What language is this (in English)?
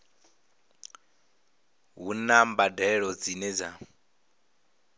Venda